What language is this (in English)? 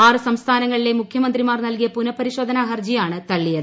Malayalam